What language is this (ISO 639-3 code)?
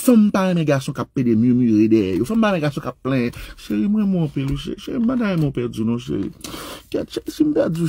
fra